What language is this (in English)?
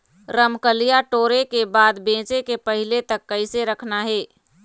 Chhattisgarhi